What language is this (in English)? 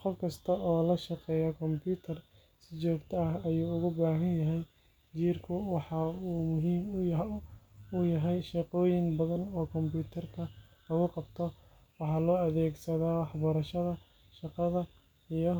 Somali